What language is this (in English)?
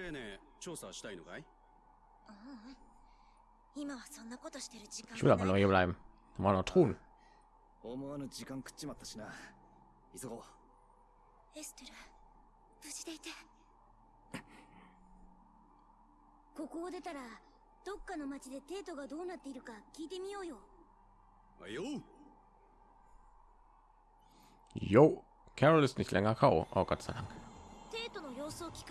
German